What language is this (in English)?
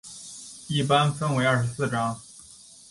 Chinese